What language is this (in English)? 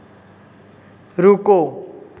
Hindi